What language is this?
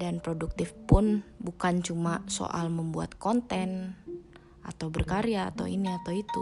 Indonesian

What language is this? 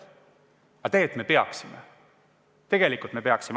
Estonian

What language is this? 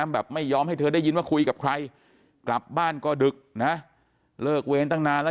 Thai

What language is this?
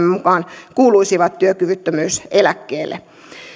Finnish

